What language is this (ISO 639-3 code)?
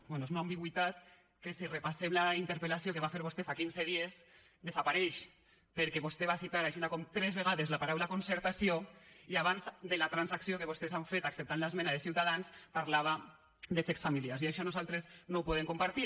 cat